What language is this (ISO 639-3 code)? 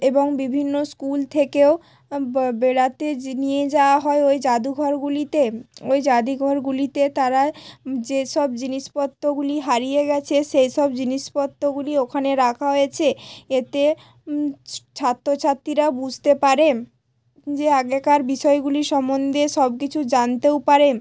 ben